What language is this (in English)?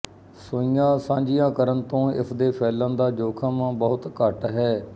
Punjabi